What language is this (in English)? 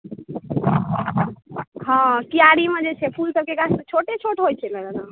Maithili